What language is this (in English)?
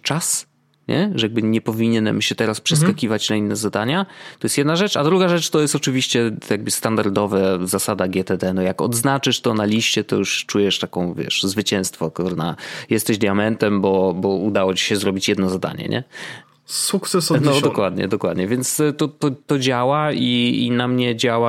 Polish